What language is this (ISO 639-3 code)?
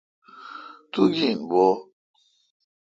xka